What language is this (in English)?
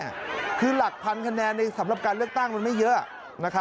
Thai